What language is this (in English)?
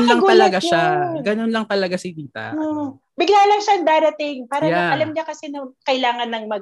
Filipino